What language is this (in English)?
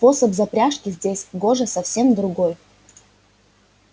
Russian